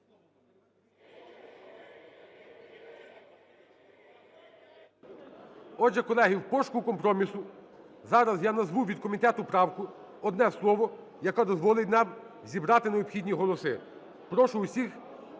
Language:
Ukrainian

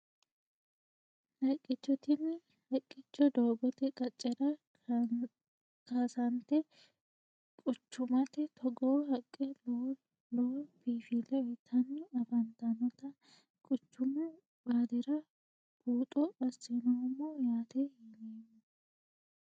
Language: Sidamo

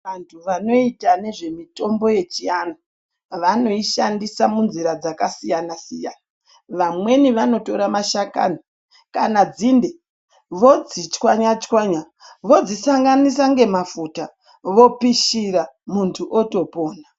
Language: Ndau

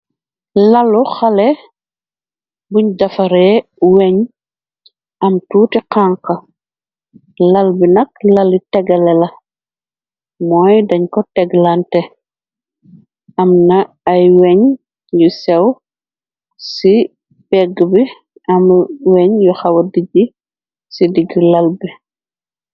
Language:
Wolof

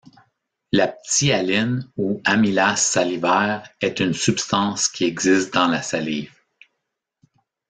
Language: French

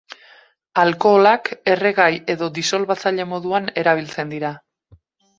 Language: Basque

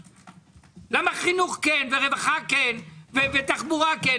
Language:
Hebrew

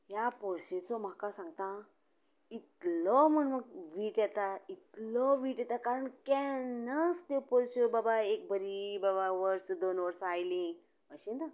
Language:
Konkani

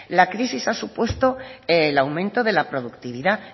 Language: Spanish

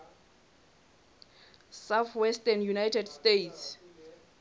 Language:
Southern Sotho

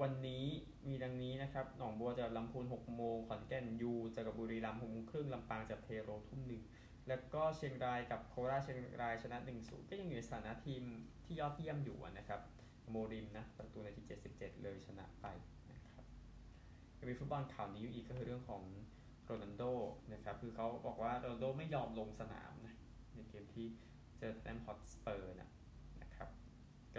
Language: Thai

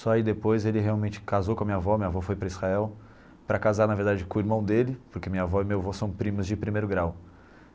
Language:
Portuguese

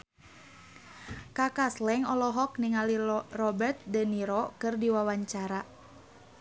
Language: Sundanese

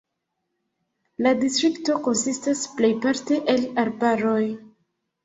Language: Esperanto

